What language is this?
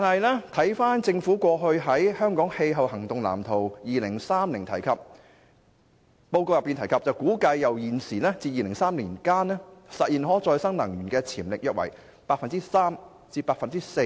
Cantonese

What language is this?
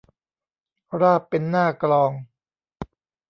Thai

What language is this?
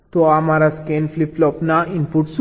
Gujarati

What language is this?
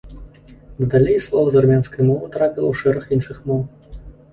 Belarusian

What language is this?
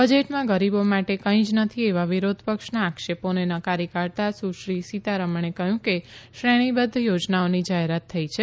Gujarati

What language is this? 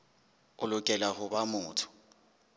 Southern Sotho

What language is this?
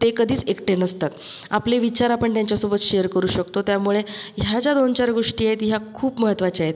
Marathi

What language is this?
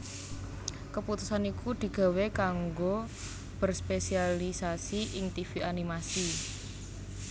Javanese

